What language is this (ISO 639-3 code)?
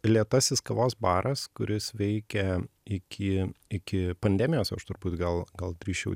lit